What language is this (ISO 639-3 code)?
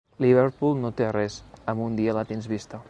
cat